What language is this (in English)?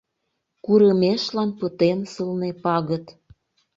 Mari